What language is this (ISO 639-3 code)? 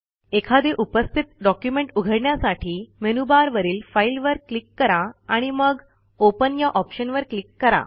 mar